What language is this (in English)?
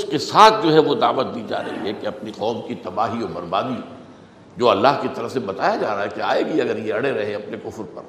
Urdu